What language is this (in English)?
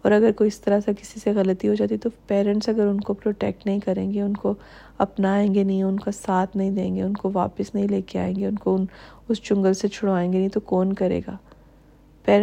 Urdu